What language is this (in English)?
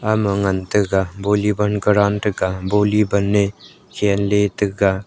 Wancho Naga